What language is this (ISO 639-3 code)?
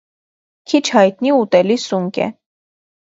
hye